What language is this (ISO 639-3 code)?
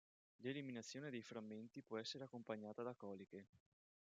ita